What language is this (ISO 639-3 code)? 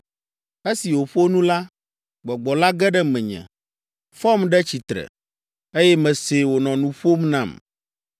ewe